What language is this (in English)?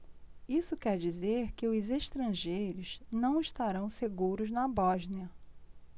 Portuguese